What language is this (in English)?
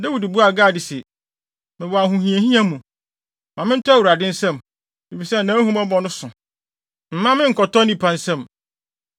Akan